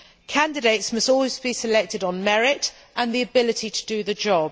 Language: English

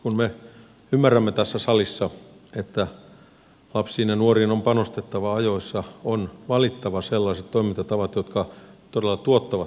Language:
Finnish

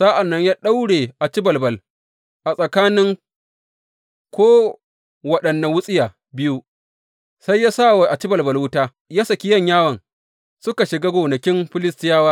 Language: Hausa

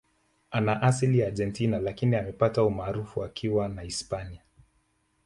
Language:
Swahili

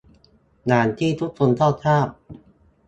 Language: Thai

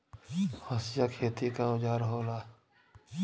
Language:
Bhojpuri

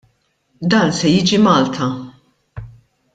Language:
Maltese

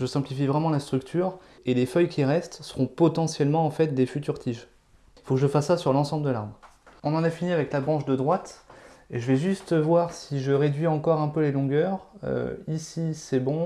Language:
French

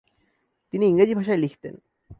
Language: Bangla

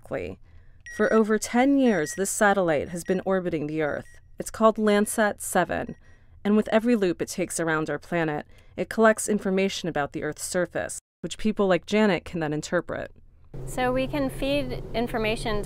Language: English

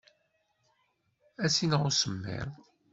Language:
Kabyle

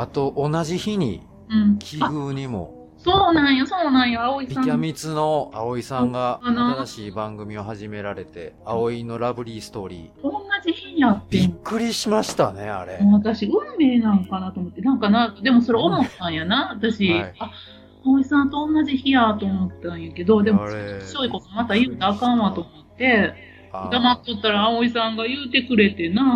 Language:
Japanese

